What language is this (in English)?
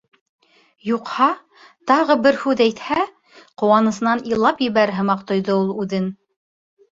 Bashkir